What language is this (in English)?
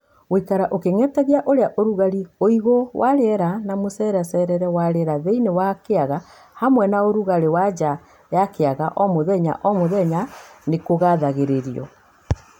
Kikuyu